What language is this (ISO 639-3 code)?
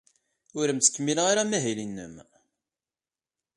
kab